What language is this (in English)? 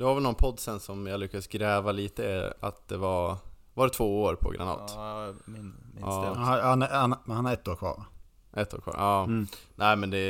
Swedish